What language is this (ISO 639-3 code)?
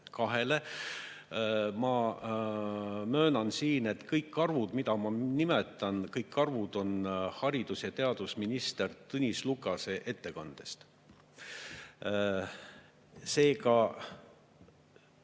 est